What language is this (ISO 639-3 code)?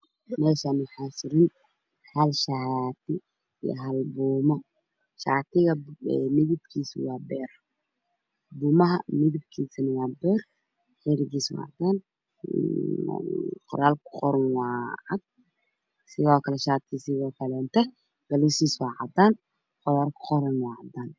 som